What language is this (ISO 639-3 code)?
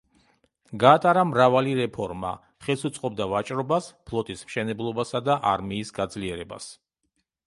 kat